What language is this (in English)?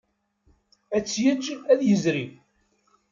Kabyle